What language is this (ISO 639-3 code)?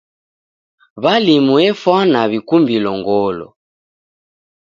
dav